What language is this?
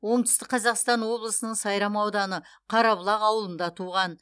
Kazakh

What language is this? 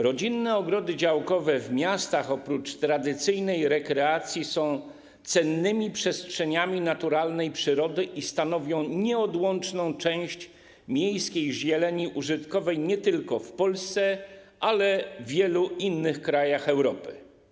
Polish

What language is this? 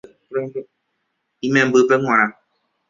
Guarani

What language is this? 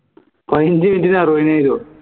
Malayalam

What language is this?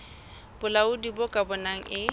Southern Sotho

